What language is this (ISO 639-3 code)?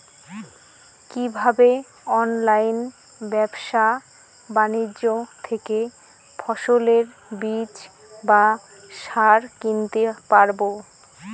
ben